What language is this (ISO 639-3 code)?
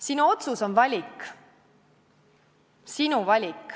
est